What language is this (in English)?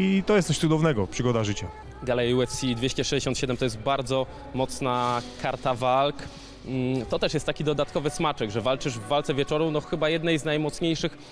Polish